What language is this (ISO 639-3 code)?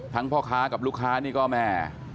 tha